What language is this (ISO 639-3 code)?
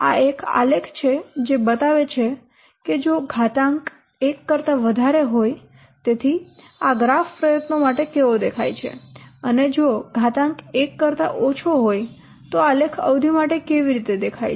guj